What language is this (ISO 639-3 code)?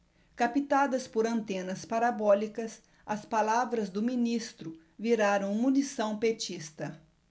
por